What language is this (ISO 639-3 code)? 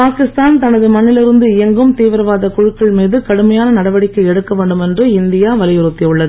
tam